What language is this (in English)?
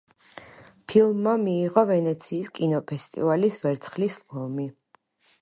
Georgian